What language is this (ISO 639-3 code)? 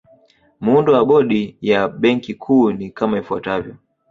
swa